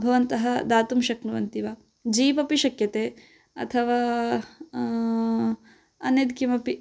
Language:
Sanskrit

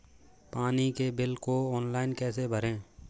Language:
Hindi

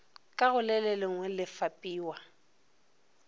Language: Northern Sotho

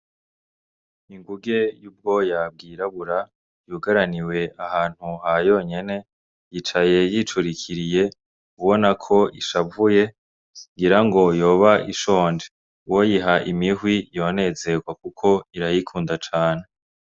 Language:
Rundi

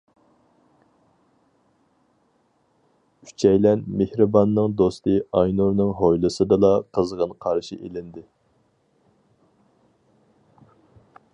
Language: Uyghur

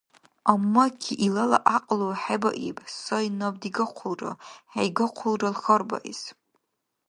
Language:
Dargwa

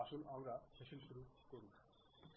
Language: Bangla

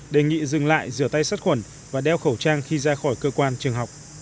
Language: Vietnamese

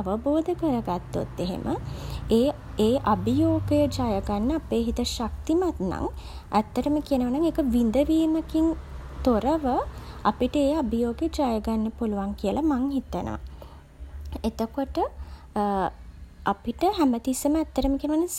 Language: Sinhala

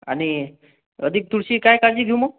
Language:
Marathi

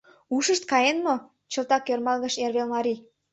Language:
Mari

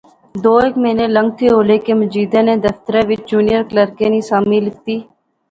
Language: Pahari-Potwari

